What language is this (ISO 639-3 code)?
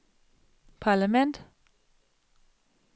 dan